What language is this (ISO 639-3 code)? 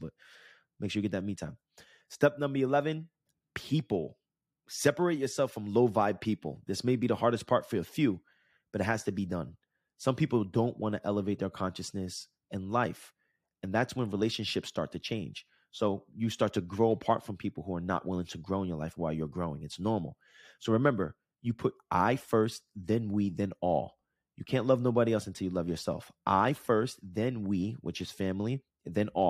eng